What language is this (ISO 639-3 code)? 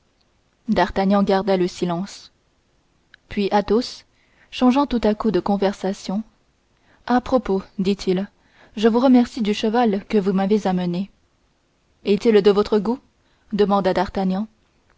fra